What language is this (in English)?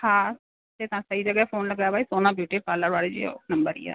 Sindhi